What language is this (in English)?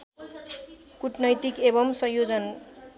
Nepali